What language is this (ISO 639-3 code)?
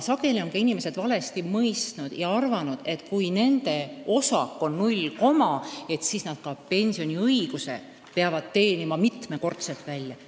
est